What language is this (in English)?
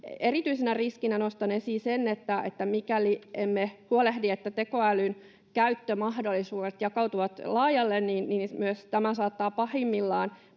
Finnish